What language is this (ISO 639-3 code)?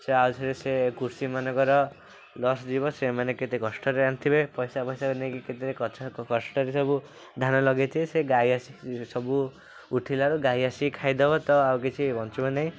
ori